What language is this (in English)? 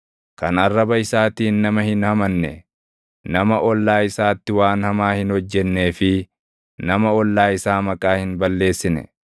Oromo